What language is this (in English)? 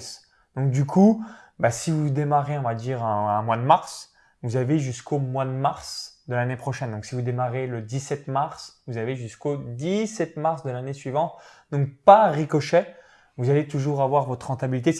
French